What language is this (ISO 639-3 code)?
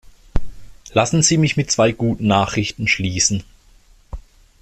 deu